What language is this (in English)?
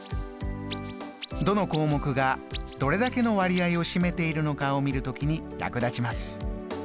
Japanese